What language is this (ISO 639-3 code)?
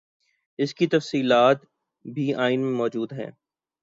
urd